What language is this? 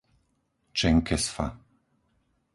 Slovak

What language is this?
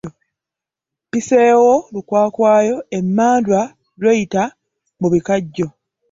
Ganda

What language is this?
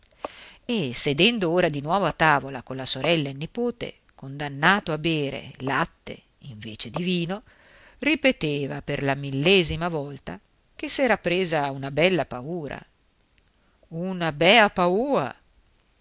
Italian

